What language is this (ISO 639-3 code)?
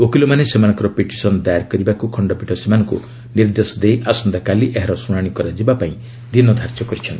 ori